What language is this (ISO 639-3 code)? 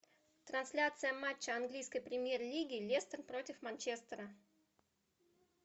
rus